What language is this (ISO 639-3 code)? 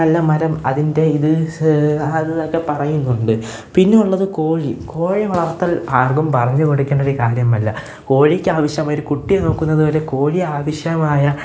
mal